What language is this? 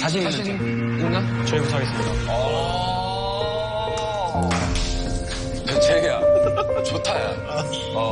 Korean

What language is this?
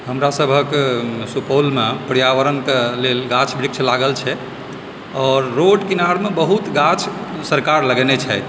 Maithili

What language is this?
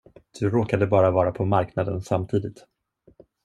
Swedish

